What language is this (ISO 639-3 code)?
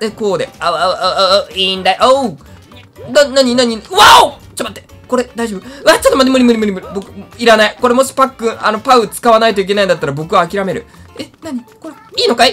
jpn